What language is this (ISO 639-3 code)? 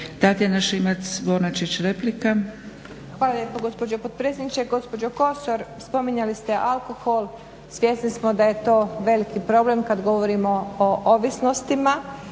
hrv